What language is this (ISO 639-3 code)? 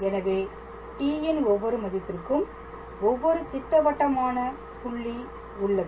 tam